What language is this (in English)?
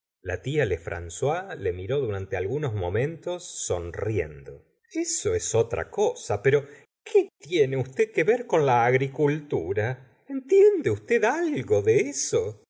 Spanish